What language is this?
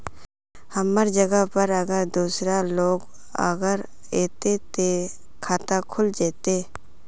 Magahi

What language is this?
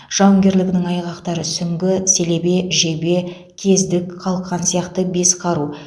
Kazakh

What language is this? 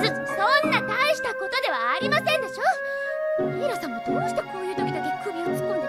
Japanese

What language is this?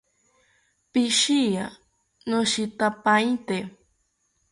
South Ucayali Ashéninka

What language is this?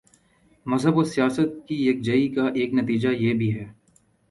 Urdu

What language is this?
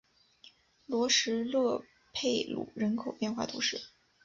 Chinese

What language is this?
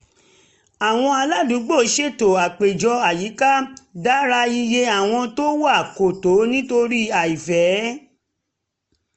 Yoruba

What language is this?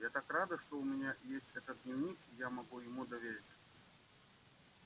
Russian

